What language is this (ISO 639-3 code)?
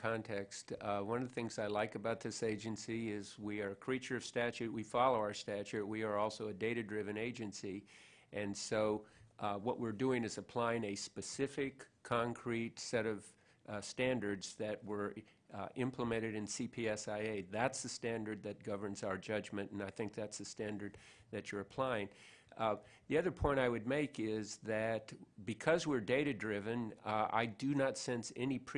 eng